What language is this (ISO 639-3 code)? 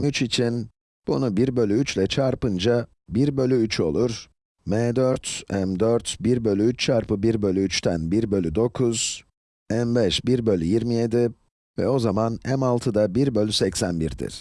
tur